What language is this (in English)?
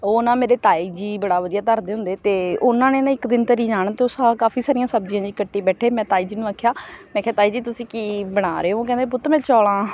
Punjabi